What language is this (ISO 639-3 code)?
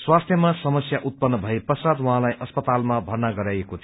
nep